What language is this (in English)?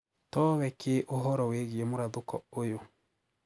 Kikuyu